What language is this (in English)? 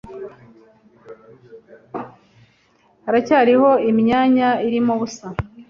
Kinyarwanda